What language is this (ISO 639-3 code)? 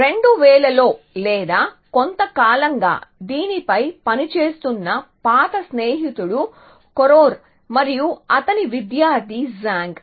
tel